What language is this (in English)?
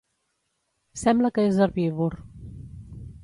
Catalan